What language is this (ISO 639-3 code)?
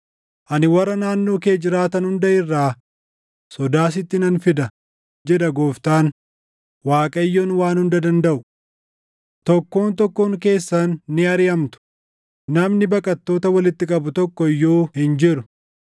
orm